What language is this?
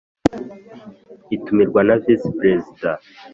Kinyarwanda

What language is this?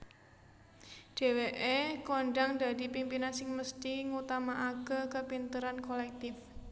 Javanese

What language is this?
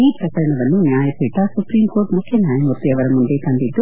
Kannada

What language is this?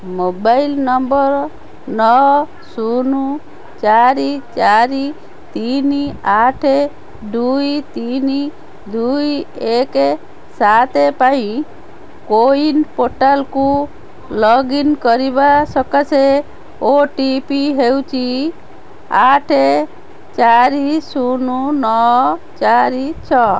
Odia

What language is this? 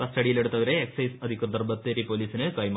Malayalam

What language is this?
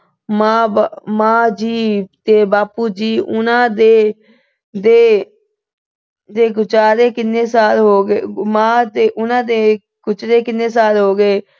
Punjabi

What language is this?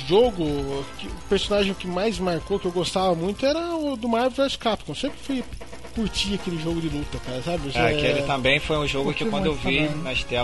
Portuguese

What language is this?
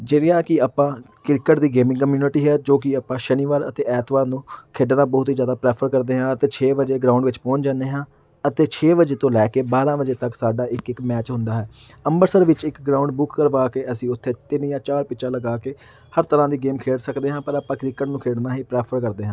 Punjabi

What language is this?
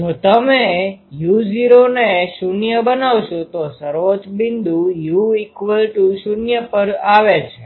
Gujarati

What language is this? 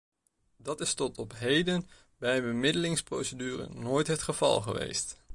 Dutch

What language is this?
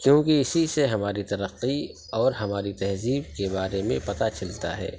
Urdu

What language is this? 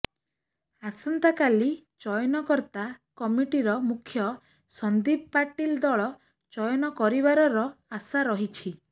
Odia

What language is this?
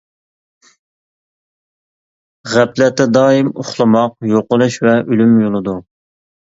Uyghur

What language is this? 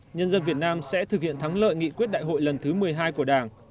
Vietnamese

